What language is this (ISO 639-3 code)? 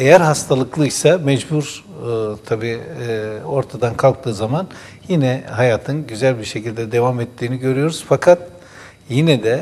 tur